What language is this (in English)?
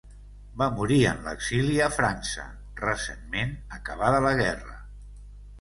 Catalan